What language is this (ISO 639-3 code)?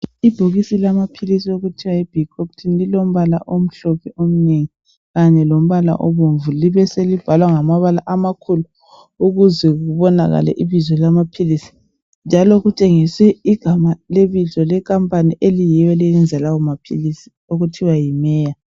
nde